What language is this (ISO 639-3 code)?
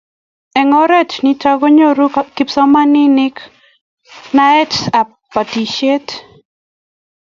kln